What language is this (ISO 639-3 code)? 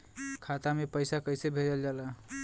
bho